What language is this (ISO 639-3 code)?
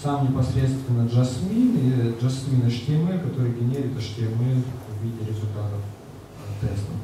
rus